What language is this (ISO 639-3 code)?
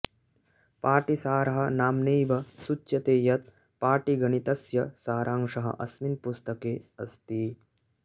san